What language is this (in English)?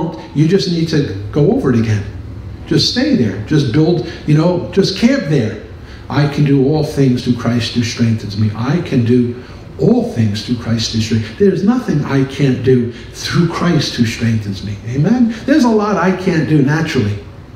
English